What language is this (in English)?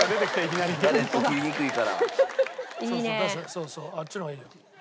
Japanese